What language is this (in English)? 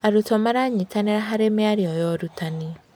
Kikuyu